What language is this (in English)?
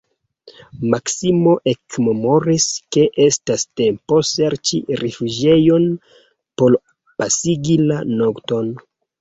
Esperanto